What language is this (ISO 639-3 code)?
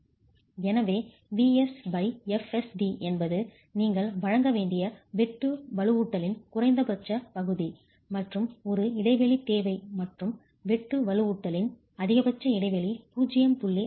tam